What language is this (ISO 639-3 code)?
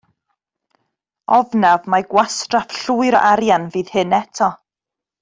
cym